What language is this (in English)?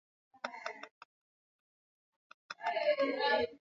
Swahili